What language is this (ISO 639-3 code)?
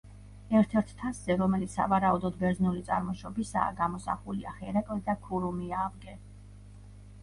kat